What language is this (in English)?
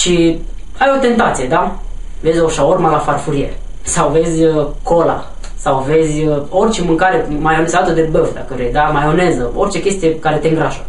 Romanian